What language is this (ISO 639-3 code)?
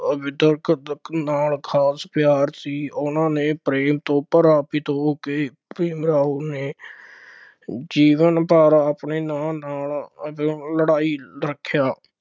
pan